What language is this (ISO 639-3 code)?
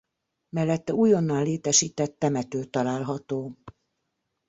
hun